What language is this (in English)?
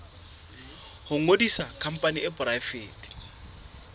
Southern Sotho